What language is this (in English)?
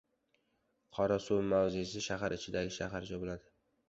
Uzbek